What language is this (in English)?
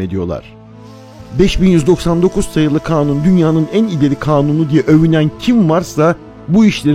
Turkish